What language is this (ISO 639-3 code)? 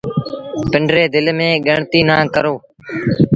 sbn